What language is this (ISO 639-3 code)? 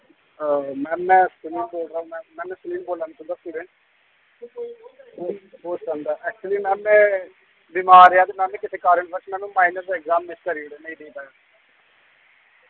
doi